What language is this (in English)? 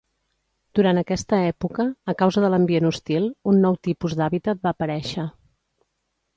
Catalan